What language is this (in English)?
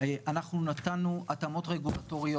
Hebrew